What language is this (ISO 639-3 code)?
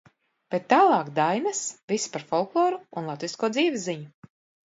lav